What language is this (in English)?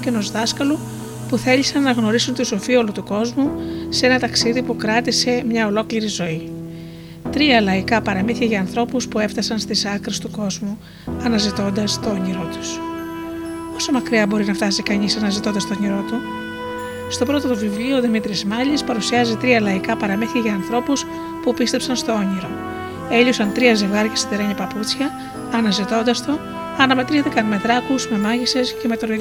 Greek